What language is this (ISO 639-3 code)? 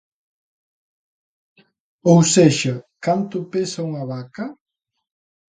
glg